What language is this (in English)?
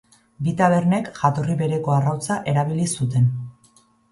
Basque